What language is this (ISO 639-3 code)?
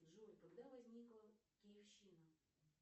rus